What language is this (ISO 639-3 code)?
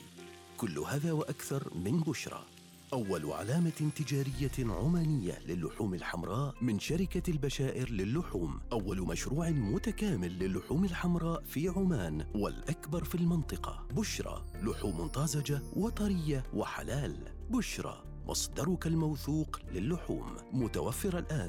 ara